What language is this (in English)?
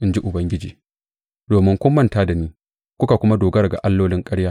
Hausa